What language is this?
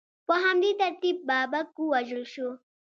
Pashto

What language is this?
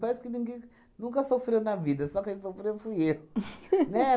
Portuguese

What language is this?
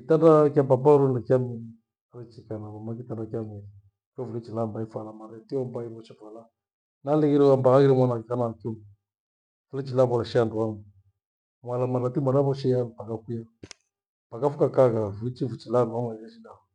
Gweno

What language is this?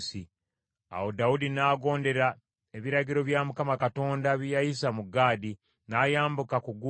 Ganda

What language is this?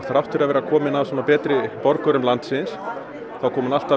Icelandic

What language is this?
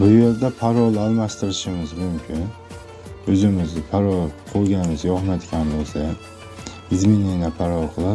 Turkish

